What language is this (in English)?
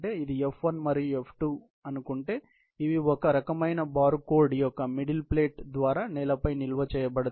Telugu